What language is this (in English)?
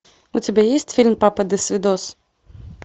Russian